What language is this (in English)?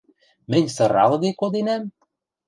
Western Mari